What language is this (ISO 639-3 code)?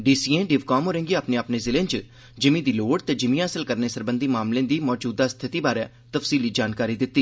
doi